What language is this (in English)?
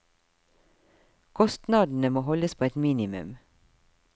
Norwegian